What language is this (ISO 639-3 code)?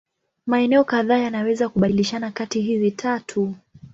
swa